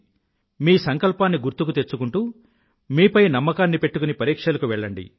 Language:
Telugu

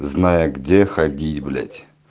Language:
Russian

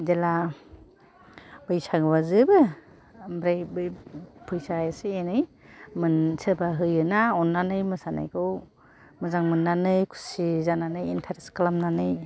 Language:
Bodo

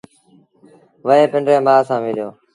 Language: Sindhi Bhil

